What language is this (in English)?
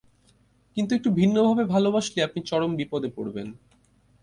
Bangla